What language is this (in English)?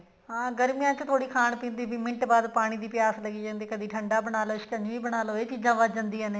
Punjabi